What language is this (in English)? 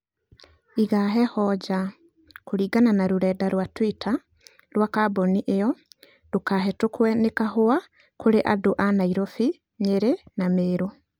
Kikuyu